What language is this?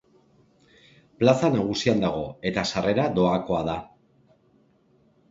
Basque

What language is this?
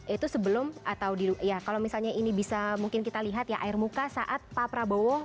Indonesian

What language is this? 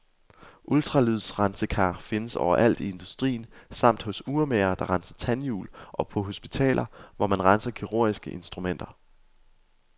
Danish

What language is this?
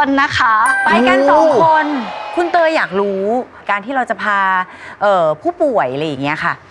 Thai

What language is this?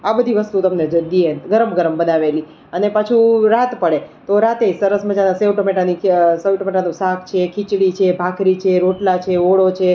Gujarati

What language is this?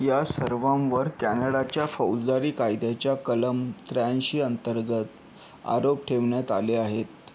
Marathi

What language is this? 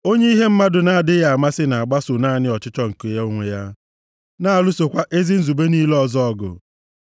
Igbo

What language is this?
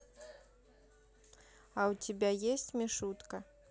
Russian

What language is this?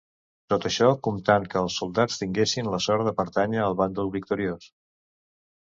Catalan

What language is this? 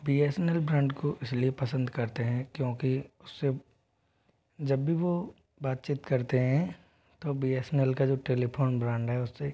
Hindi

